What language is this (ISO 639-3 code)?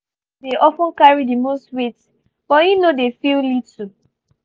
pcm